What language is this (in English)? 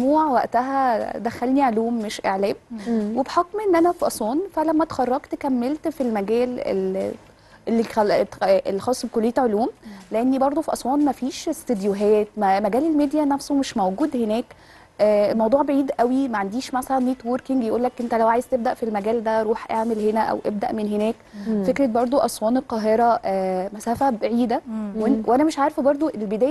Arabic